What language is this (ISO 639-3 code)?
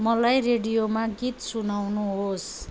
nep